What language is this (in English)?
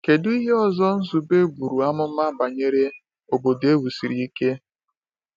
Igbo